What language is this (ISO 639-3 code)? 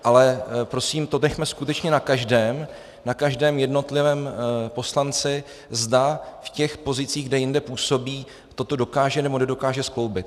ces